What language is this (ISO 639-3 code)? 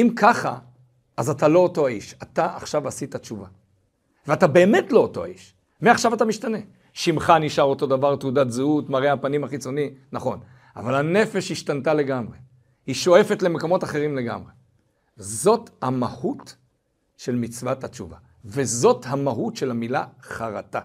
heb